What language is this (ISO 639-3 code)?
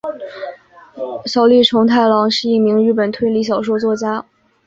zho